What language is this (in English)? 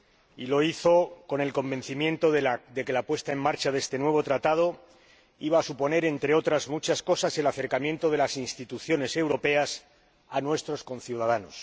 Spanish